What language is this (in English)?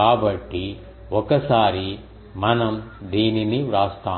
Telugu